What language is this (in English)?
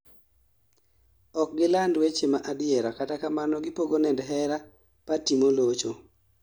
Luo (Kenya and Tanzania)